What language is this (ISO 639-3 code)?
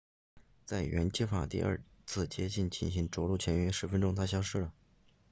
zho